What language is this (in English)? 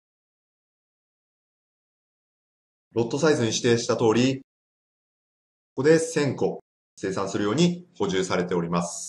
Japanese